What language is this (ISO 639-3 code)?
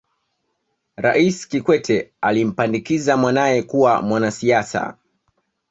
swa